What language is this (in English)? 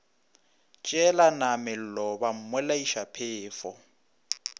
Northern Sotho